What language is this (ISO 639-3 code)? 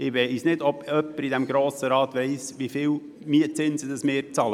gsw